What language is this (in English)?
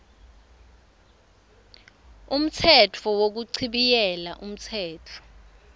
Swati